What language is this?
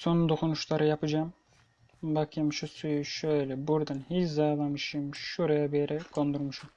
Turkish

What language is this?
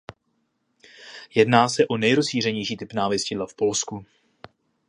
Czech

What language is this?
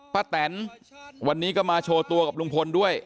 Thai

